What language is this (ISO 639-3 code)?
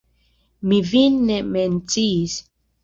epo